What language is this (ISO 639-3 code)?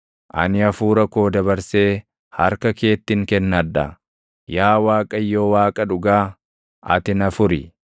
orm